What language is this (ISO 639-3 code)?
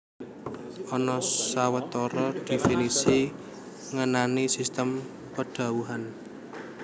jav